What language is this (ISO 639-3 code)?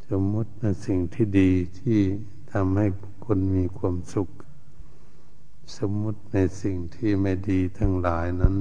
tha